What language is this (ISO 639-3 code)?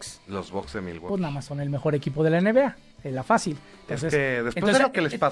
spa